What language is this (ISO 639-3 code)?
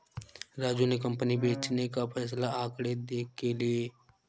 hin